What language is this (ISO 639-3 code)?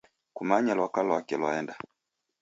dav